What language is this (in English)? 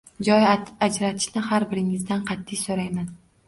Uzbek